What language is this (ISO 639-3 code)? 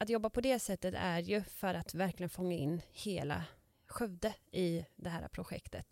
swe